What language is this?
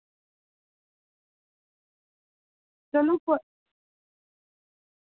Dogri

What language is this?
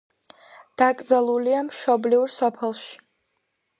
Georgian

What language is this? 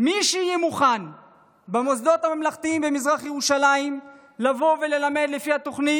Hebrew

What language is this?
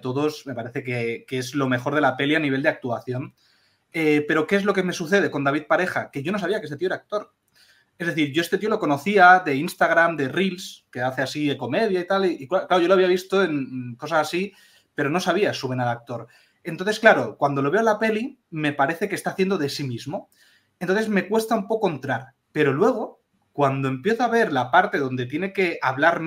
Spanish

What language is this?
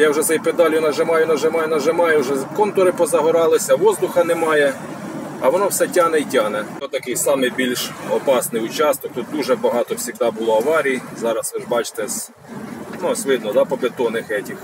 Ukrainian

